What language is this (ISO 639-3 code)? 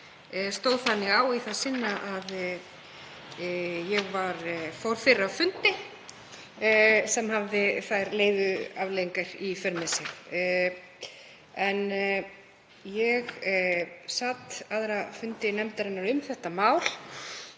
isl